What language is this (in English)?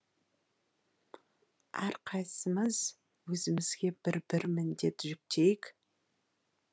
Kazakh